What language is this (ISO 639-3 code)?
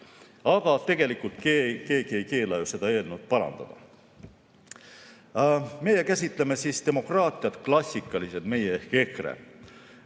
est